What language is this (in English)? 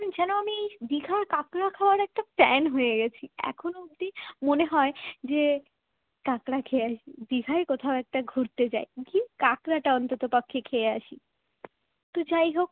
Bangla